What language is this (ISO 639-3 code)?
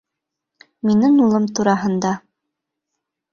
bak